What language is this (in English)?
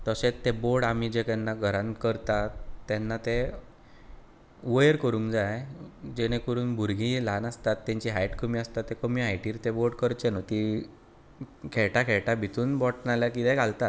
Konkani